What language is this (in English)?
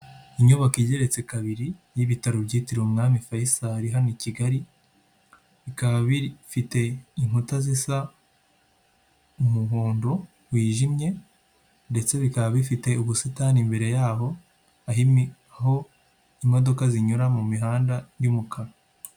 Kinyarwanda